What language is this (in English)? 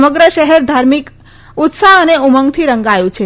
Gujarati